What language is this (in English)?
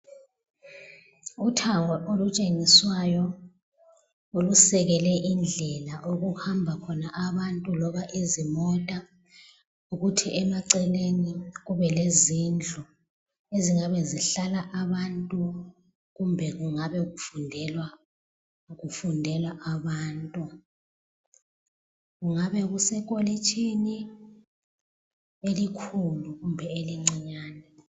North Ndebele